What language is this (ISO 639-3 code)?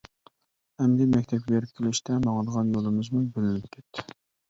uig